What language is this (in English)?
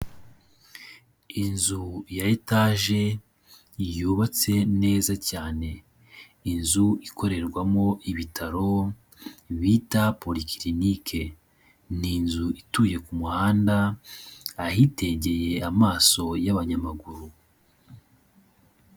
Kinyarwanda